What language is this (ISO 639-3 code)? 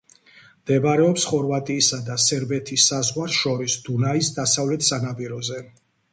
kat